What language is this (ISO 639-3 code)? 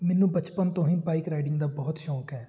pan